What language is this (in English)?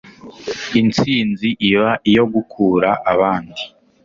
Kinyarwanda